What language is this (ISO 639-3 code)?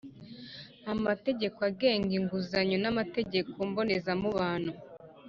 kin